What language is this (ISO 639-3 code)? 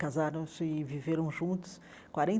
por